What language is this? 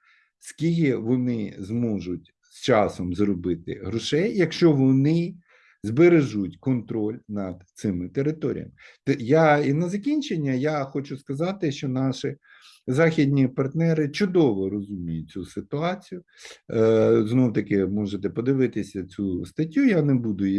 Ukrainian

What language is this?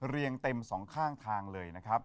Thai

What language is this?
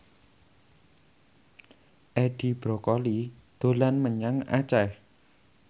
Javanese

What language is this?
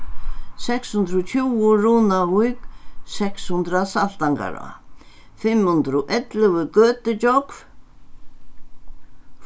Faroese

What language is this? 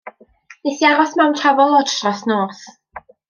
Welsh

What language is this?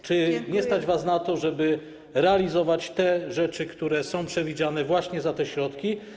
Polish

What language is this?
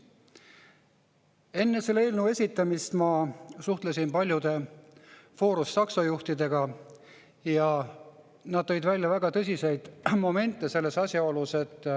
Estonian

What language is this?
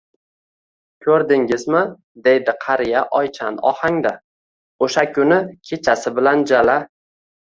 Uzbek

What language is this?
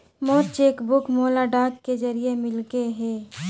Chhattisgarhi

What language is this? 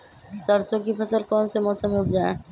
Magahi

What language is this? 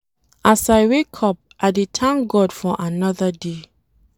Nigerian Pidgin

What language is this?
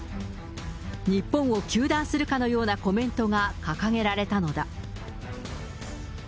Japanese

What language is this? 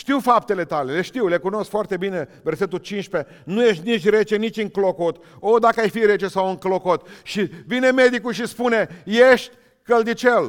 Romanian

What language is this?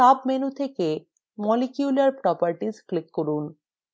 Bangla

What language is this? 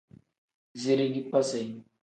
Tem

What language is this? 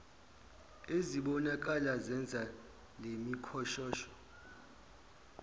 Zulu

